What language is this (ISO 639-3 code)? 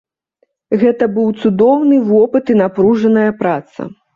bel